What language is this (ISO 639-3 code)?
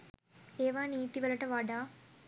sin